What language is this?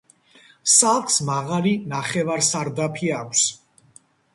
Georgian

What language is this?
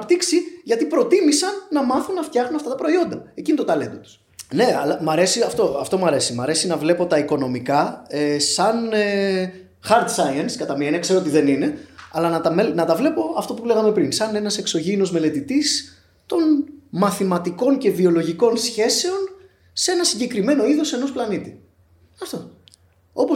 Greek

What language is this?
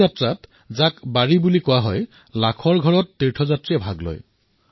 Assamese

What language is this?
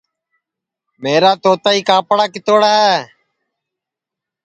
Sansi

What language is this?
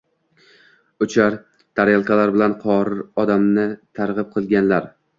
Uzbek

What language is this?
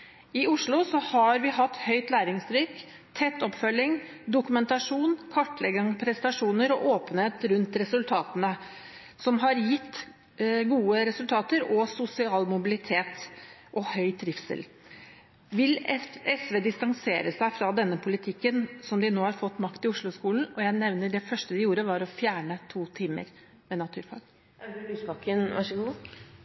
Norwegian Bokmål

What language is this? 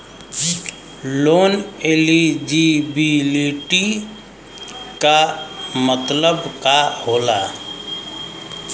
Bhojpuri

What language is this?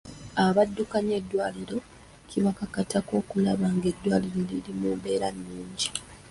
Ganda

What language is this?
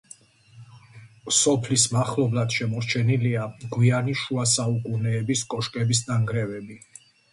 Georgian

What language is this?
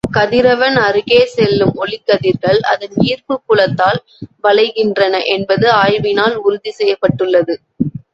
Tamil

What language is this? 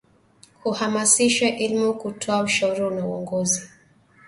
Swahili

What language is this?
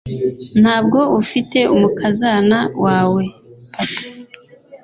Kinyarwanda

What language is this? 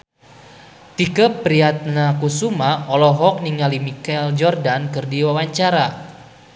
Sundanese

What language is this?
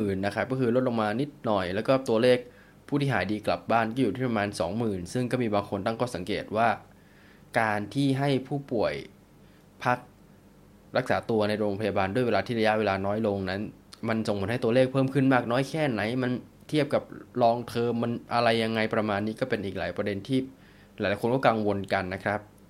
Thai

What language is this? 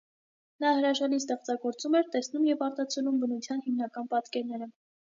Armenian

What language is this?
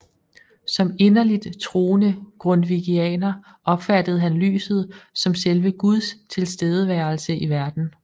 Danish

